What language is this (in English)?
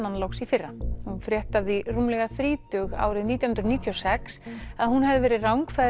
Icelandic